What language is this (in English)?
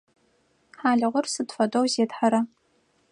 Adyghe